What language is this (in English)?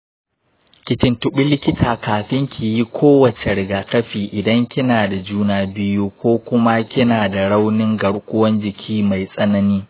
Hausa